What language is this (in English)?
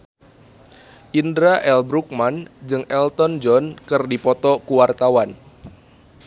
Sundanese